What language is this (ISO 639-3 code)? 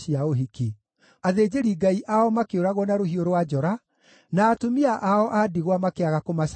kik